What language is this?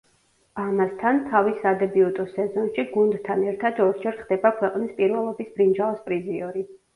Georgian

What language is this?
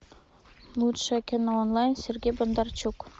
Russian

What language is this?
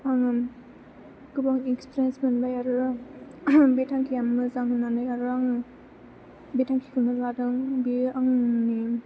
Bodo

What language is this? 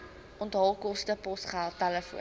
Afrikaans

